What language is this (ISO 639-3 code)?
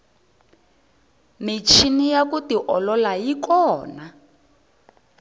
tso